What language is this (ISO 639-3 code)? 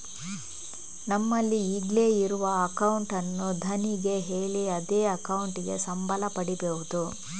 kan